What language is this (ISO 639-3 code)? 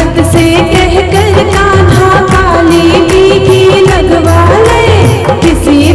hin